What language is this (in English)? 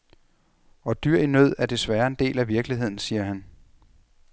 Danish